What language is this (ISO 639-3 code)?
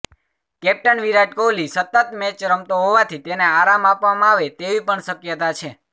guj